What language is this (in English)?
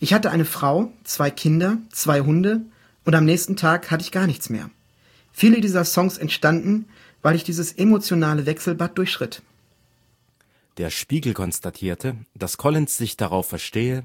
German